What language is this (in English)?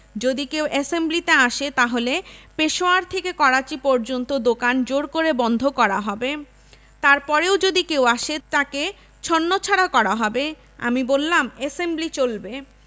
Bangla